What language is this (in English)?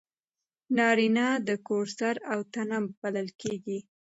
Pashto